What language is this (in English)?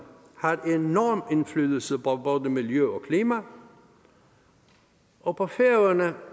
Danish